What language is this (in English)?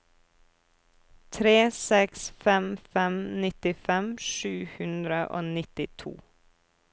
Norwegian